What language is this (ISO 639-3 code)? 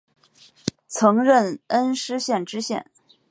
zho